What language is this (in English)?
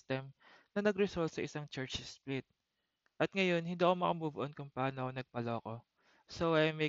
Filipino